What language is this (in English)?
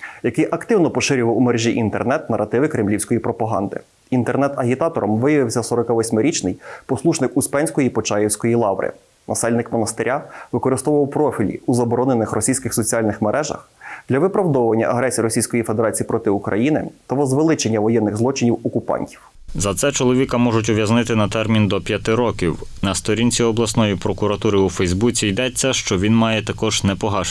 Ukrainian